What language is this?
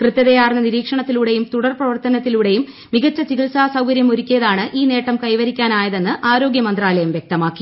Malayalam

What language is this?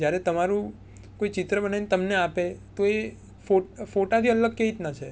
Gujarati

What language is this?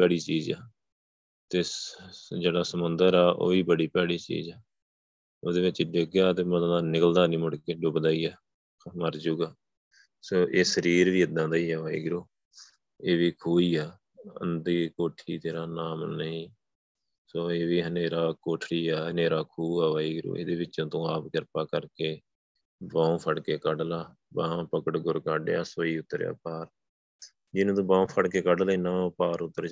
Punjabi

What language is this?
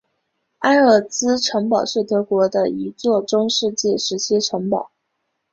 Chinese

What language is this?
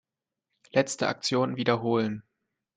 German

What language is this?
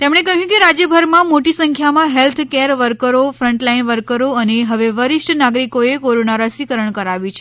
Gujarati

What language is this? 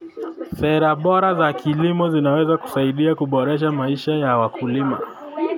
Kalenjin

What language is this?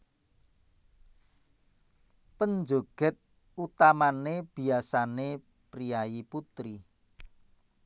Javanese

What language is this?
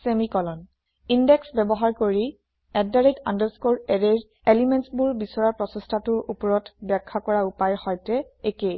Assamese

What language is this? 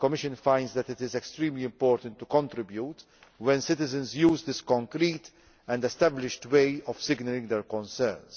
English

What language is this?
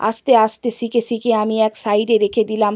Bangla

